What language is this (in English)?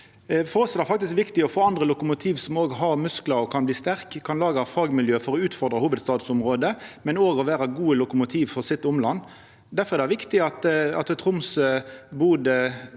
Norwegian